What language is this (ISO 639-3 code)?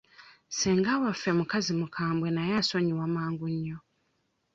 lug